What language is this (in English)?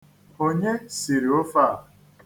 Igbo